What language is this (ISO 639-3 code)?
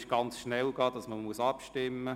gsw